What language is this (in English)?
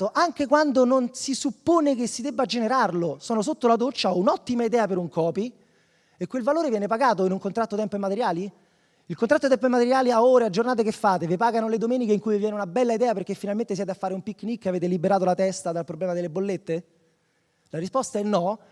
Italian